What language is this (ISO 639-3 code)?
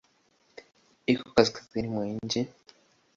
swa